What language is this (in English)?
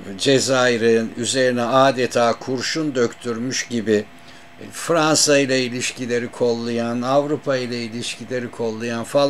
Turkish